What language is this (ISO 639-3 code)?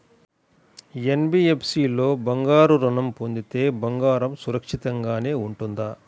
tel